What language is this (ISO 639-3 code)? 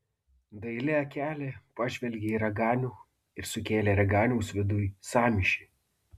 lit